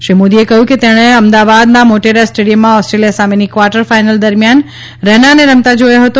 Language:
Gujarati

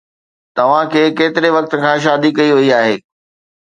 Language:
Sindhi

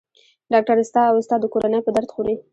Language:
Pashto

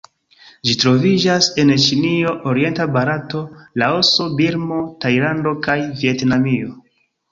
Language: Esperanto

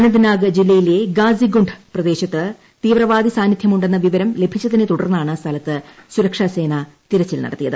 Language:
Malayalam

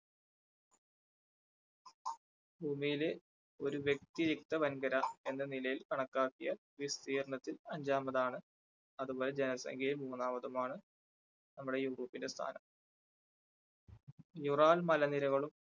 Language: Malayalam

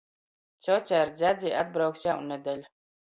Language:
Latgalian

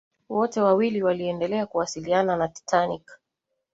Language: Swahili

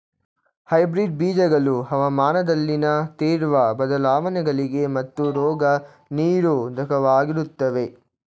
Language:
Kannada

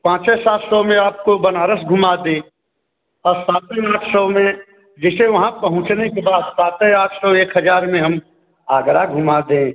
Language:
Hindi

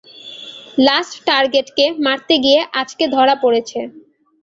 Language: Bangla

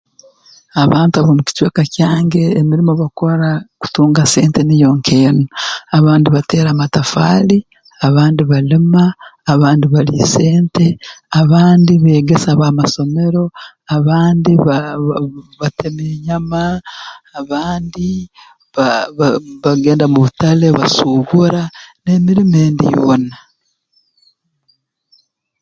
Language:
Tooro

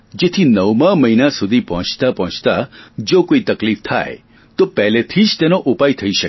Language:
Gujarati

